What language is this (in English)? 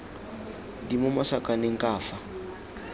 Tswana